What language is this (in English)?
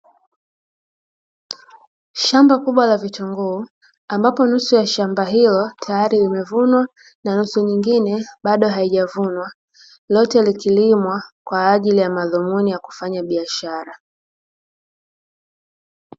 Swahili